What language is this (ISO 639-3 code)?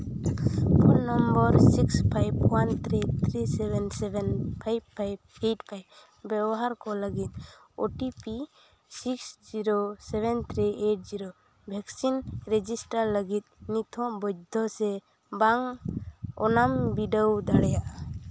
sat